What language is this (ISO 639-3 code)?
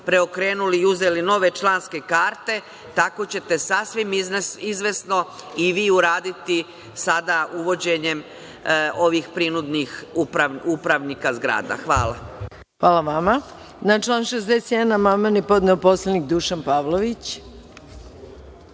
srp